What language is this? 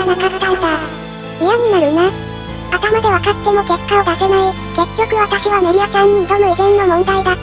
Japanese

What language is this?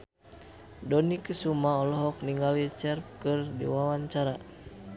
Sundanese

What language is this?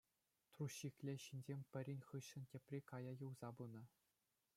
Chuvash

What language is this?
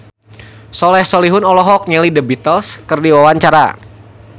Sundanese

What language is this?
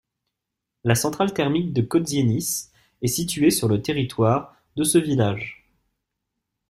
French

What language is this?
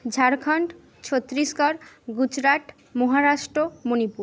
Bangla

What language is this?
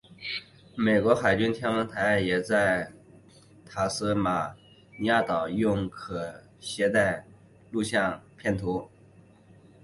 Chinese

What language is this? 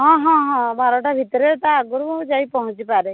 Odia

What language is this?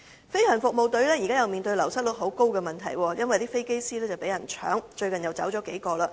Cantonese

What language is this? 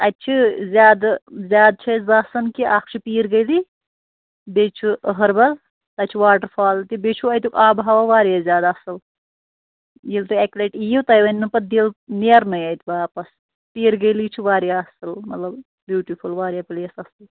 Kashmiri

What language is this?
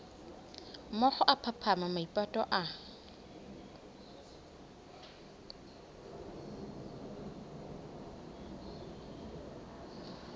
Southern Sotho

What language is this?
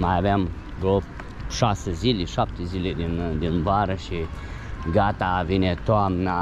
Romanian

